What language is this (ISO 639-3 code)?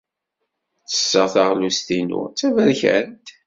kab